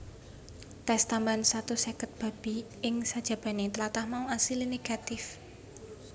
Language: Javanese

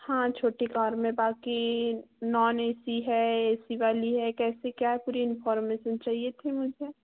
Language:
Hindi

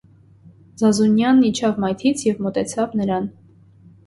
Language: Armenian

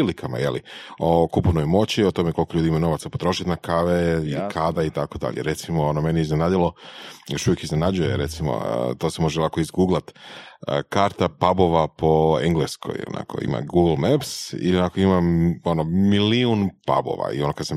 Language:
Croatian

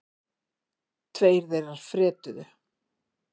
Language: Icelandic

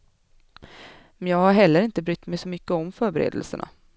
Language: Swedish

